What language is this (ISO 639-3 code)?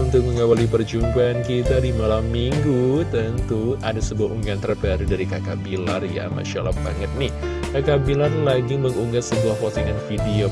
ind